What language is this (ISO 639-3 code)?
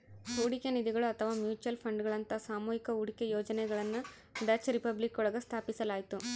kan